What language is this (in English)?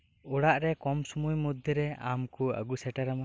Santali